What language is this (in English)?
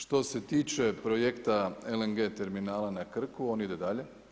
Croatian